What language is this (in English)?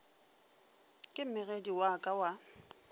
Northern Sotho